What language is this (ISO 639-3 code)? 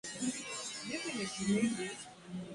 swa